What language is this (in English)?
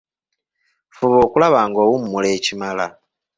Ganda